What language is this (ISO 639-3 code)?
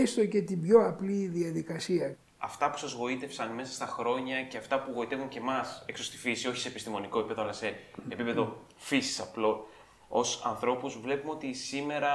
ell